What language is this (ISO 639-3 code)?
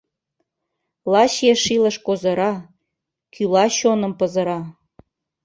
chm